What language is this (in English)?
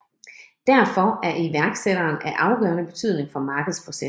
Danish